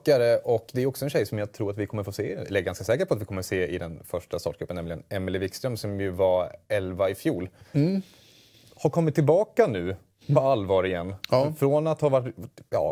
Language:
Swedish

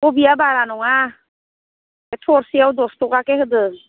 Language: Bodo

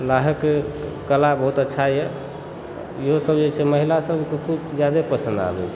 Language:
Maithili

